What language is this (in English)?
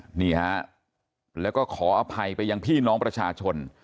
Thai